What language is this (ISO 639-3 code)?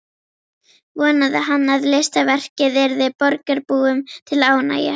isl